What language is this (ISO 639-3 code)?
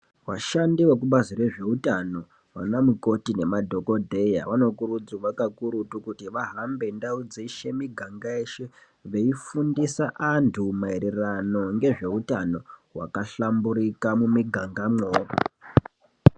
ndc